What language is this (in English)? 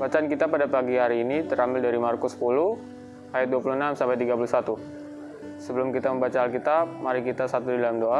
Indonesian